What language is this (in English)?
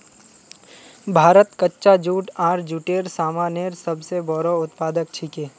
Magahi